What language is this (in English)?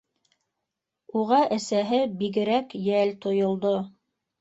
Bashkir